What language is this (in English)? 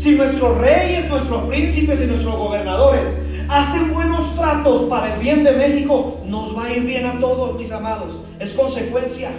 Spanish